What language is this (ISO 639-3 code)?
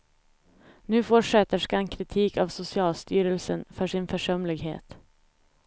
swe